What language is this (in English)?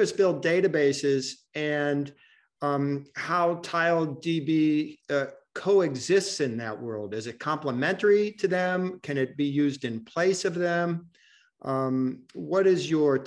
English